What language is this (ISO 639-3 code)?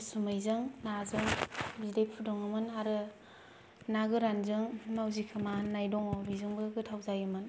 brx